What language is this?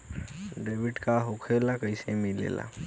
Bhojpuri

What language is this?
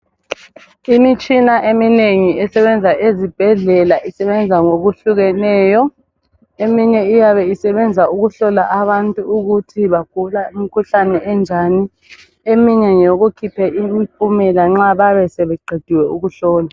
North Ndebele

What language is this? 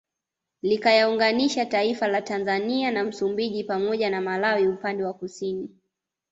Swahili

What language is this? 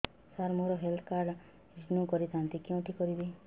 Odia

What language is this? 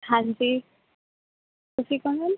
Punjabi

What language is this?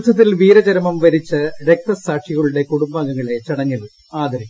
Malayalam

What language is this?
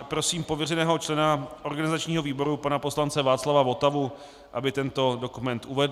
Czech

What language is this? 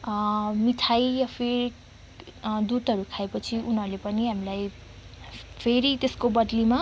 Nepali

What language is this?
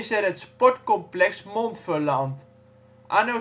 Dutch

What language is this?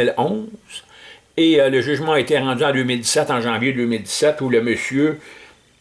French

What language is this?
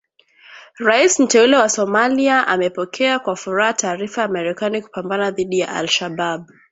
Swahili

